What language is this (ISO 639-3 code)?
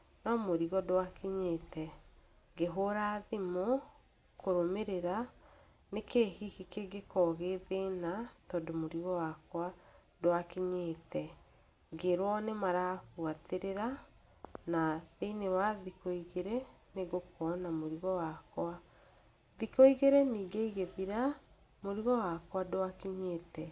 kik